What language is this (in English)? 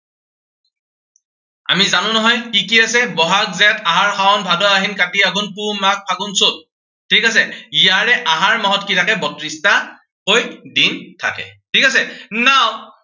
Assamese